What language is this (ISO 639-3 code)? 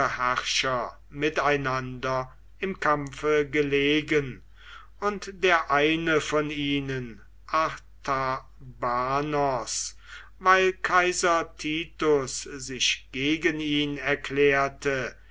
deu